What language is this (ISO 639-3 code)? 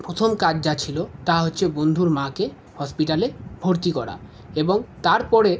ben